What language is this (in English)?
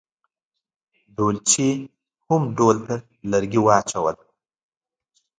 Pashto